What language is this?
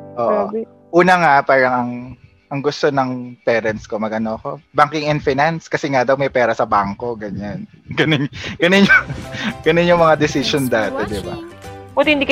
Filipino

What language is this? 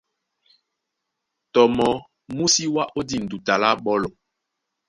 Duala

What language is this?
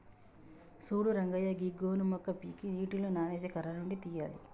Telugu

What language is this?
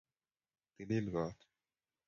Kalenjin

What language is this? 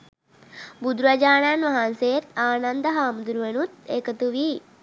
Sinhala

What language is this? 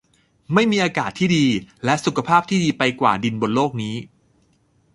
Thai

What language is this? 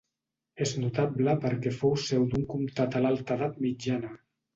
Catalan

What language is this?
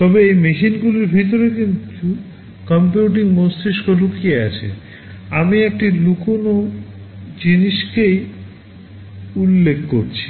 Bangla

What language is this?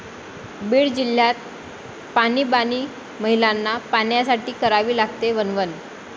Marathi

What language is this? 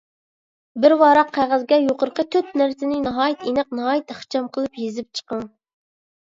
Uyghur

